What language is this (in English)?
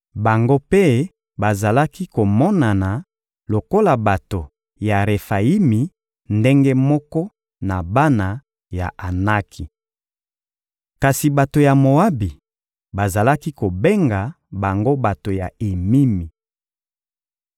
Lingala